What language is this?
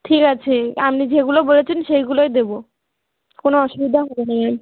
Bangla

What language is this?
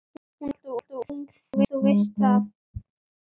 Icelandic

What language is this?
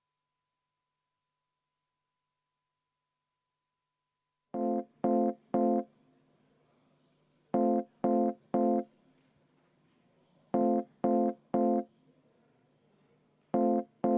Estonian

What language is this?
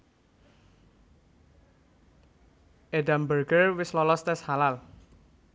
Javanese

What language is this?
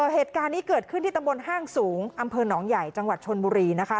Thai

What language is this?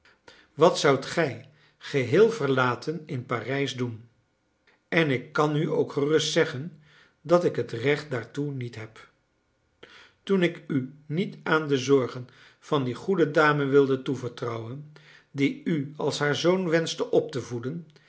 Dutch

